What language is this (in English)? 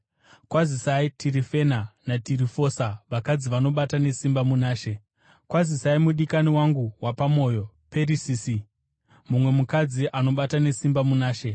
Shona